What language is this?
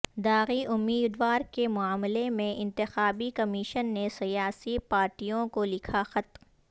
Urdu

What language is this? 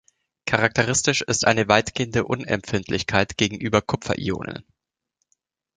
German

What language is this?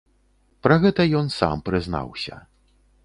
Belarusian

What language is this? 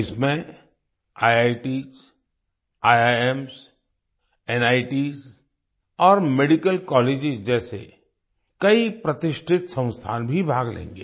Hindi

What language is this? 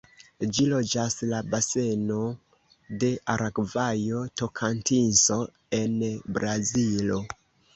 Esperanto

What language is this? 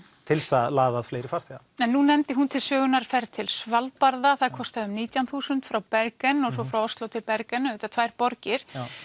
Icelandic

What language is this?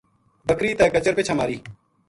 Gujari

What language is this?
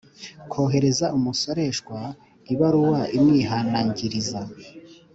Kinyarwanda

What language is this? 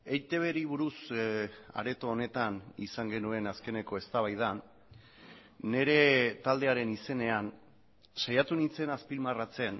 Basque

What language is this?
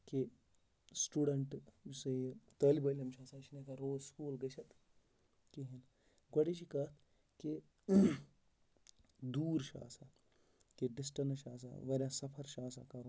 Kashmiri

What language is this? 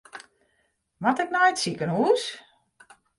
Western Frisian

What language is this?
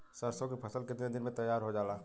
Bhojpuri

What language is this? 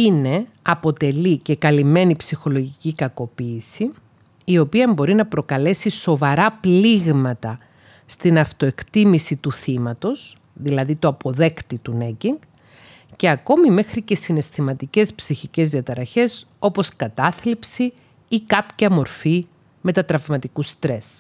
Greek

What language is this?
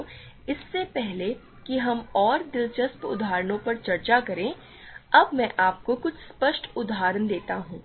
Hindi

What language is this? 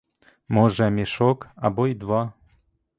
Ukrainian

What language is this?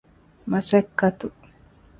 Divehi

